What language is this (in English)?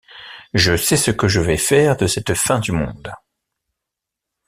French